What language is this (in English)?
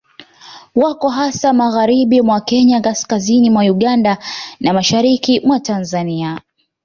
Swahili